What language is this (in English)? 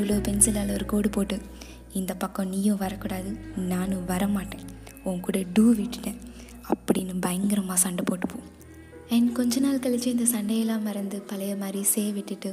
Tamil